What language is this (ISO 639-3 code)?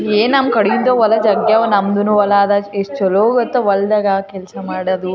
kan